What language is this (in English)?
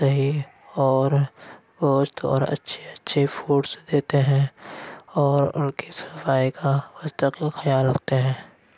Urdu